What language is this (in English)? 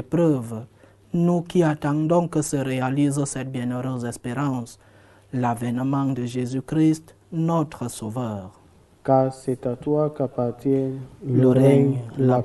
French